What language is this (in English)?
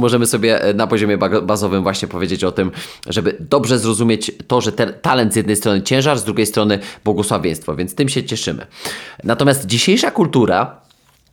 Polish